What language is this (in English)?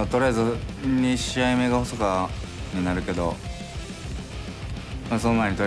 Japanese